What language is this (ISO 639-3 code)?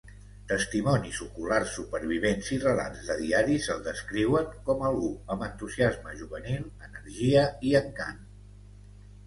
cat